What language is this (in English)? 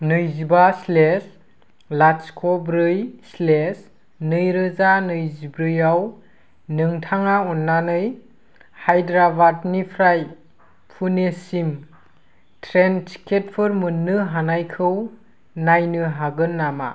Bodo